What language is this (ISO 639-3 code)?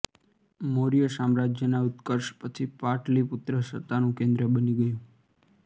guj